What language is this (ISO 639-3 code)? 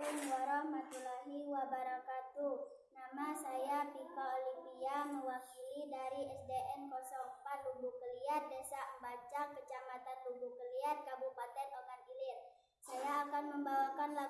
ind